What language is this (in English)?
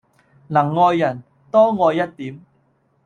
Cantonese